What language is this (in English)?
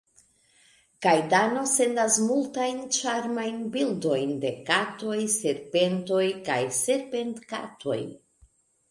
Esperanto